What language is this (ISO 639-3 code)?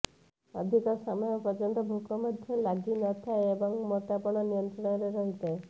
ori